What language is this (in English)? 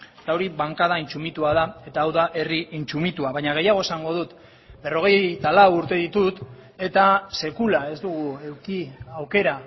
Basque